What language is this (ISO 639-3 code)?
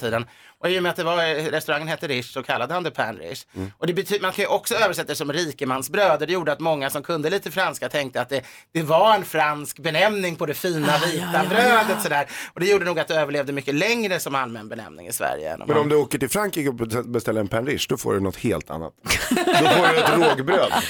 swe